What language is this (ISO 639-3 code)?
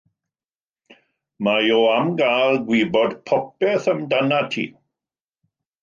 cym